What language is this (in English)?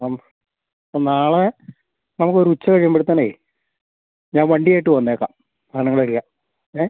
Malayalam